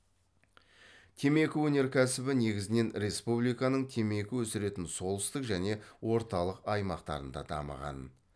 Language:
Kazakh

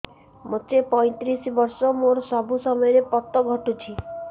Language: Odia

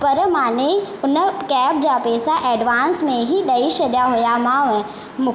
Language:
Sindhi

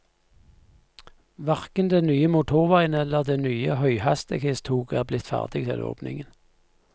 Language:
Norwegian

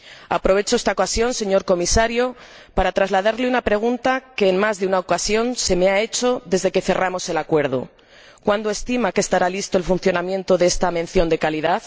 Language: Spanish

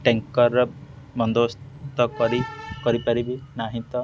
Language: Odia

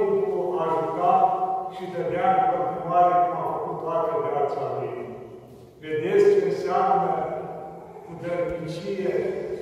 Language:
Romanian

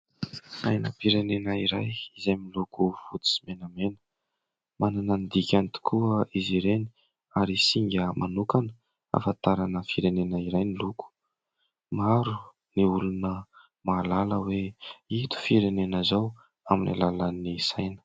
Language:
Malagasy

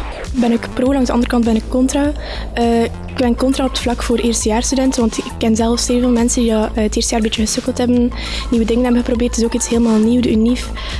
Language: Dutch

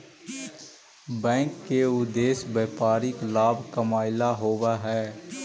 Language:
Magahi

